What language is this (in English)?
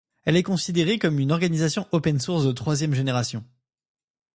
French